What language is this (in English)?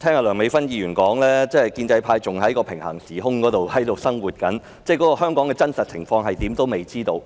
Cantonese